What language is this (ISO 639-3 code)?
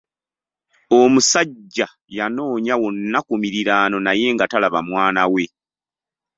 lug